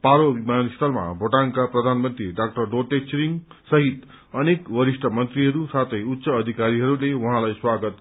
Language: Nepali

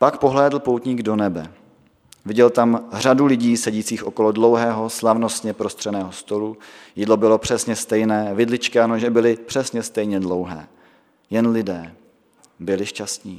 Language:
Czech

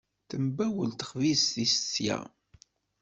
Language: Kabyle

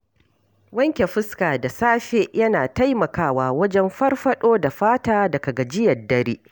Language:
Hausa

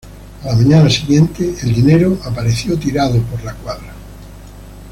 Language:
Spanish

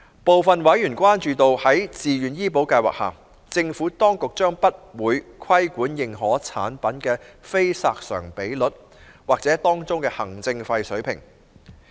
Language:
Cantonese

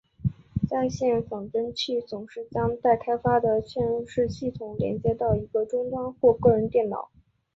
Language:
Chinese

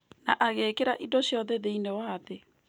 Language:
Kikuyu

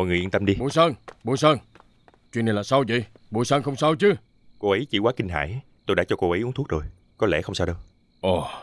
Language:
Vietnamese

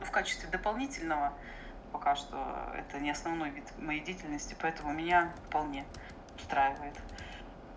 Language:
Russian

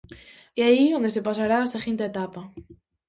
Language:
Galician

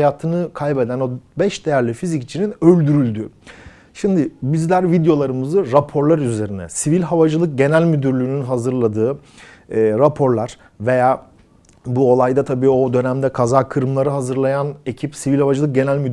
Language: Turkish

